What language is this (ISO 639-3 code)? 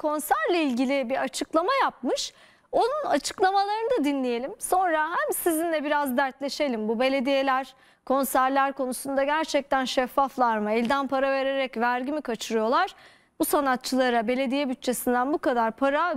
tur